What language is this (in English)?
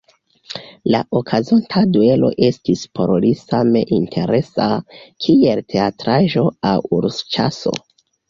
Esperanto